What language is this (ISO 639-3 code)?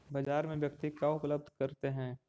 mag